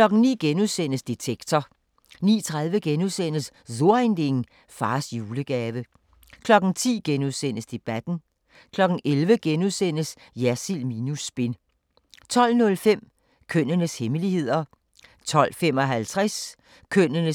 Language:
Danish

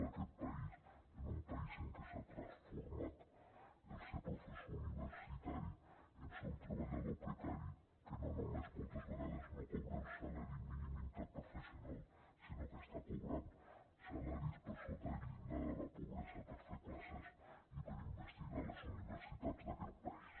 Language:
Catalan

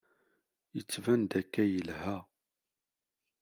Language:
Kabyle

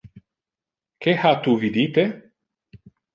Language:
Interlingua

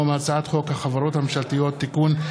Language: Hebrew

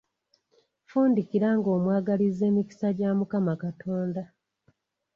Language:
Ganda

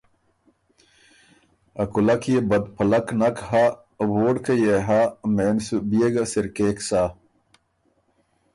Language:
Ormuri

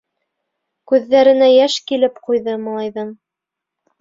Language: Bashkir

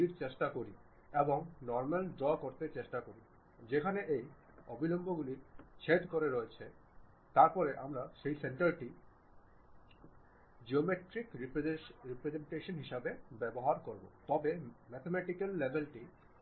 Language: Bangla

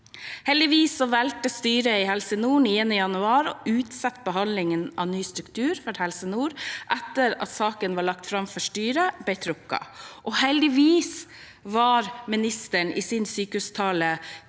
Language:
Norwegian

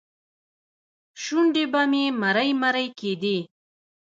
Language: Pashto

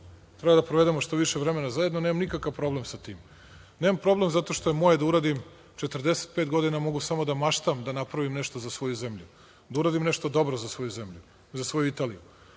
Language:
Serbian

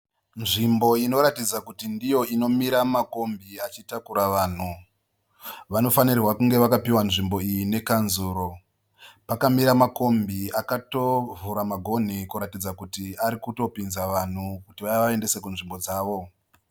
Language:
Shona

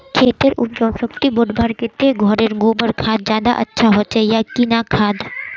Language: Magahi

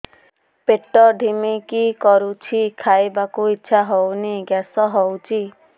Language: Odia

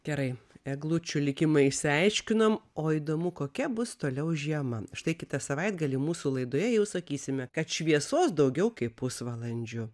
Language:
Lithuanian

